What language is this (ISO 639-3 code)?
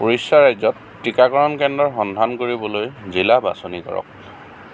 asm